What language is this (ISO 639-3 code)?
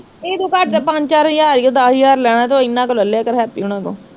pan